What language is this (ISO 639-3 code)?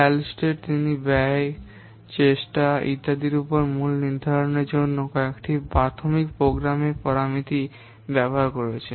ben